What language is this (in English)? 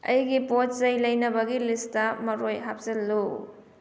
Manipuri